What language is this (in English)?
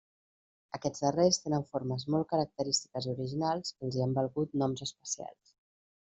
Catalan